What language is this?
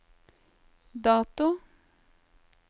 Norwegian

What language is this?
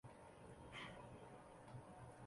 Chinese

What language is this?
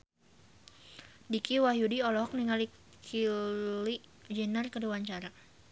Sundanese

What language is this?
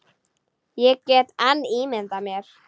Icelandic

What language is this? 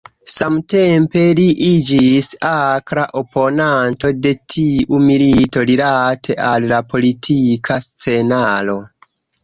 Esperanto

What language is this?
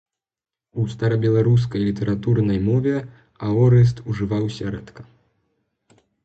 Belarusian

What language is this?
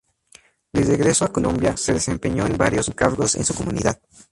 Spanish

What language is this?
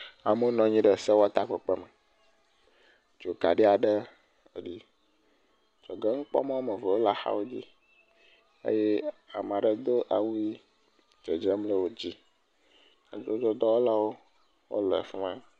Ewe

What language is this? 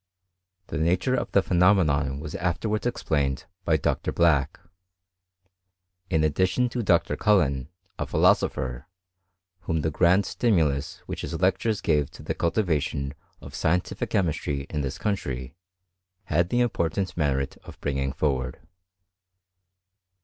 English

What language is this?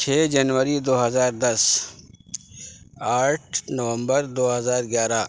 Urdu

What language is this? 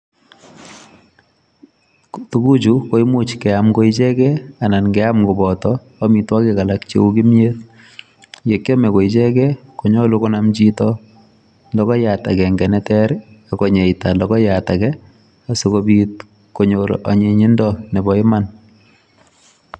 Kalenjin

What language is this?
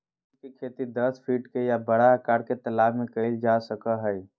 Magahi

